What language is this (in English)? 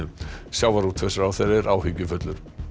Icelandic